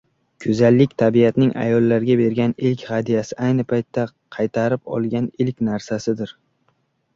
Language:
Uzbek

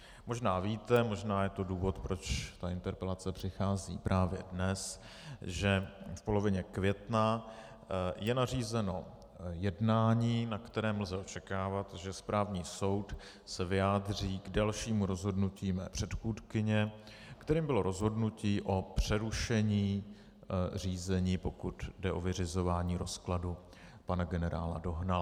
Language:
Czech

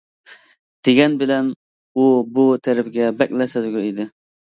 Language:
Uyghur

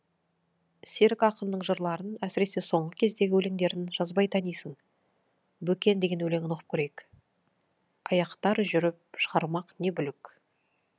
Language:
Kazakh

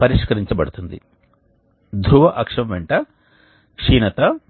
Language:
Telugu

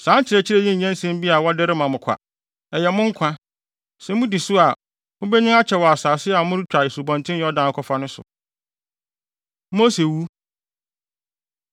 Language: Akan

